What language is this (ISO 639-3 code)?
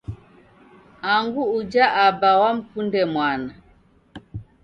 dav